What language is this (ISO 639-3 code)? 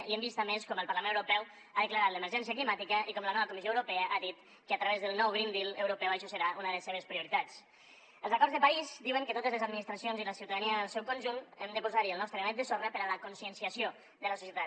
cat